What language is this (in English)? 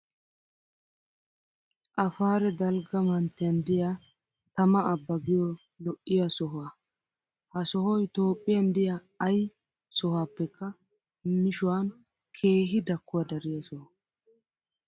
Wolaytta